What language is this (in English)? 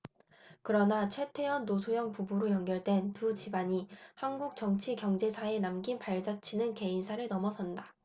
Korean